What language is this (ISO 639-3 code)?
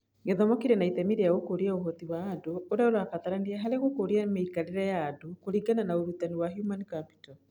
kik